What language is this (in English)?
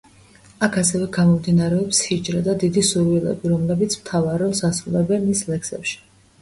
Georgian